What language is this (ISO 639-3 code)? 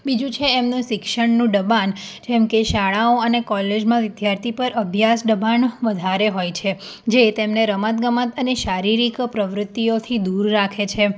guj